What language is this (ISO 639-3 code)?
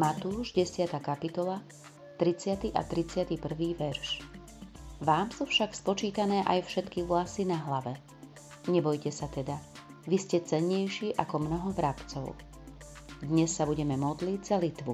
slk